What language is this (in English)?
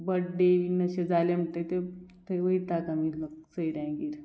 Konkani